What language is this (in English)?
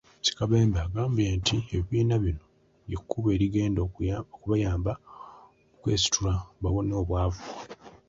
Ganda